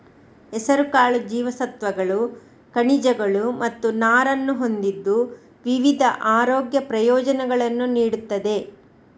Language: Kannada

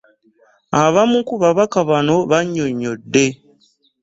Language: Ganda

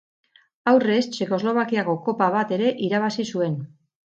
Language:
Basque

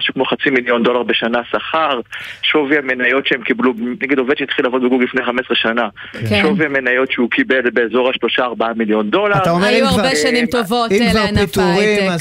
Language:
Hebrew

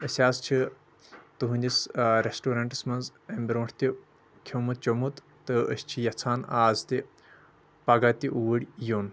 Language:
Kashmiri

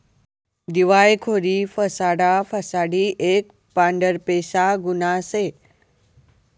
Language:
Marathi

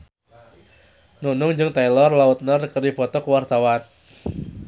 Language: Sundanese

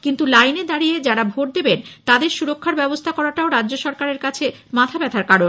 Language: Bangla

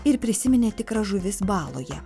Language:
Lithuanian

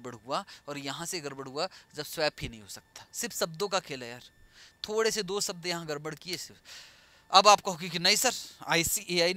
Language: Hindi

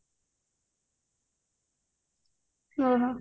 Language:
Odia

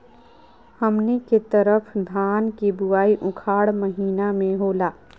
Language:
Magahi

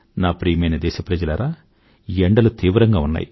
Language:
Telugu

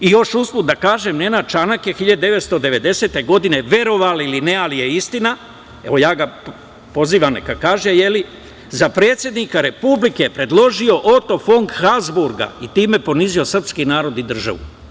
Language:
Serbian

